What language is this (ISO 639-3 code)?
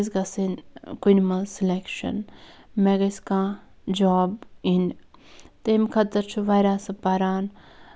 kas